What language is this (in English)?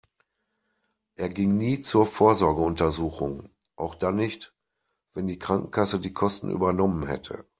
German